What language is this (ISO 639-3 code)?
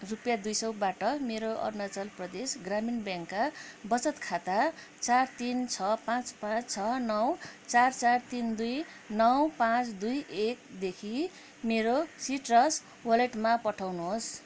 nep